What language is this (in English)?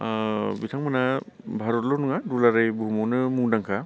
Bodo